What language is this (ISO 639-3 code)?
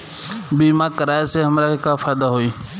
bho